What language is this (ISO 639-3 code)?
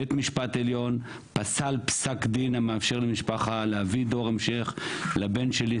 heb